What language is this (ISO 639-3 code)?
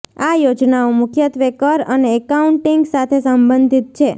guj